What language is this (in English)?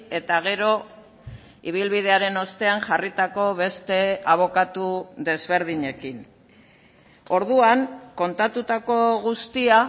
Basque